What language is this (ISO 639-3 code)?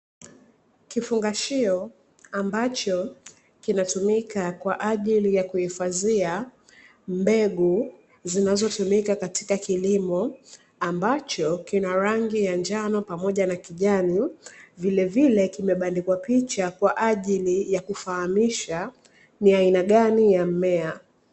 swa